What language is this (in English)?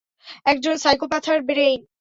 Bangla